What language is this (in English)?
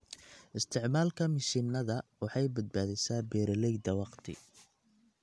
Somali